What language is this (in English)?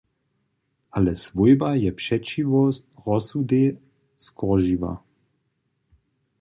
Upper Sorbian